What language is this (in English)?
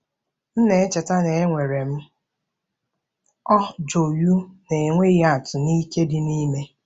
Igbo